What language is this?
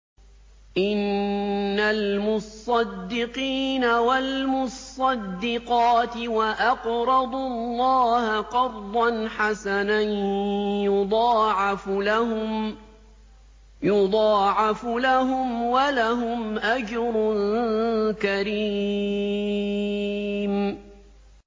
Arabic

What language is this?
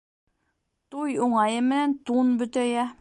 Bashkir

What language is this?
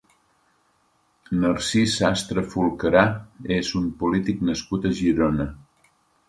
Catalan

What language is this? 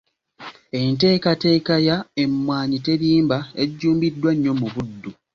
Ganda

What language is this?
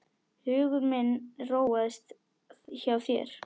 Icelandic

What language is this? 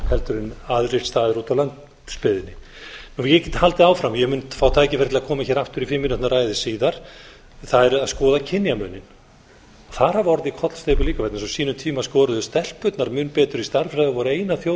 Icelandic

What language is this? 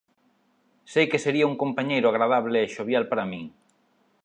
Galician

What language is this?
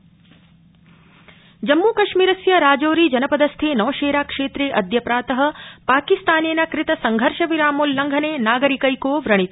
Sanskrit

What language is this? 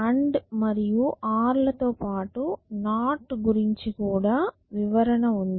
Telugu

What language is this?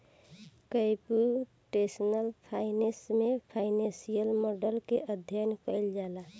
Bhojpuri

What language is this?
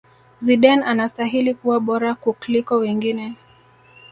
Swahili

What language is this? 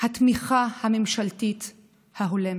Hebrew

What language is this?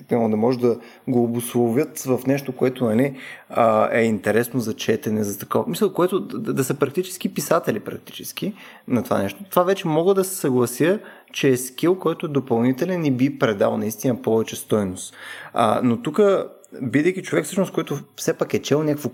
Bulgarian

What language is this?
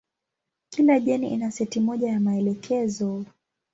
Swahili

